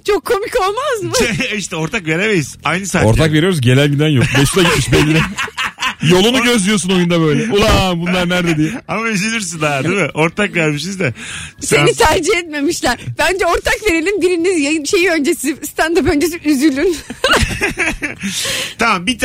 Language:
Turkish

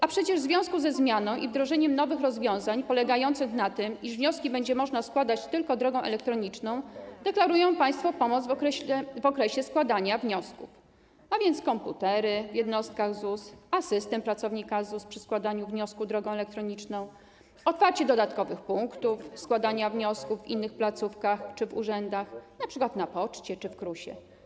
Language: Polish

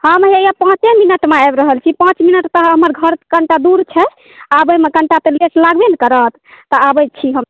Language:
Maithili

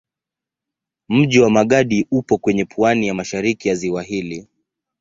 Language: Swahili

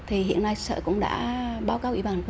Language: Vietnamese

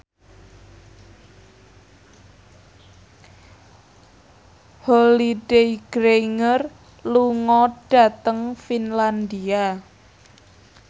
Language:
Javanese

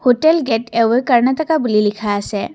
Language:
Assamese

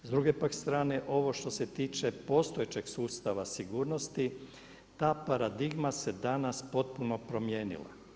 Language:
Croatian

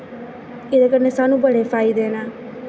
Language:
Dogri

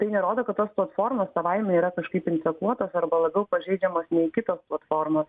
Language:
Lithuanian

